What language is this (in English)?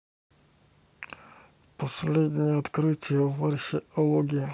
Russian